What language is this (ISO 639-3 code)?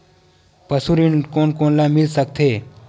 hne